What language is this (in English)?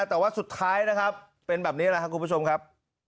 Thai